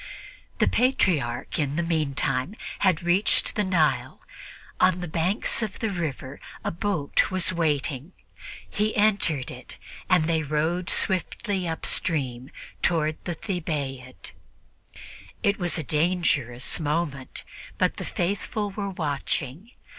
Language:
English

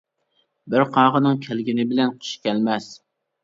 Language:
Uyghur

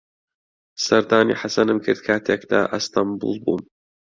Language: Central Kurdish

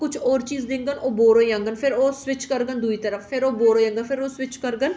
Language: Dogri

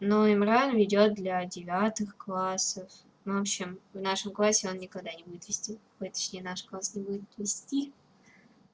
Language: Russian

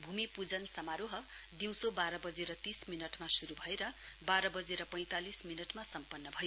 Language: Nepali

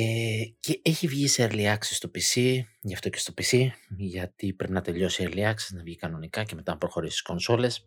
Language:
Greek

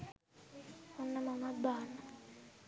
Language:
Sinhala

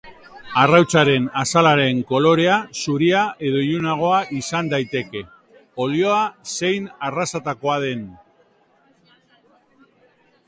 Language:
Basque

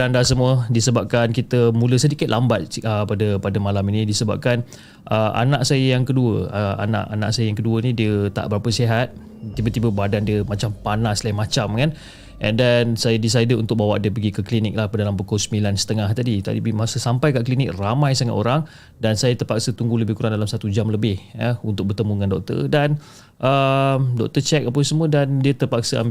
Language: Malay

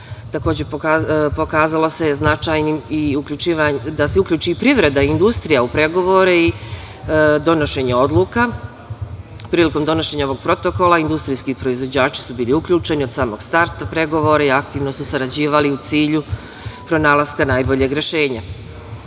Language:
Serbian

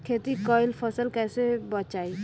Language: Bhojpuri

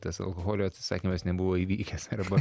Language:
Lithuanian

